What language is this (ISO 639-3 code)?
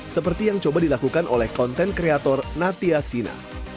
ind